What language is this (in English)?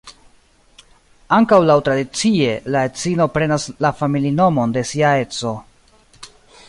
Esperanto